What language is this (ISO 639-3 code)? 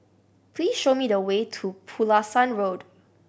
eng